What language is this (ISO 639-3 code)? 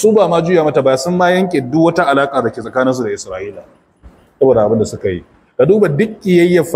ara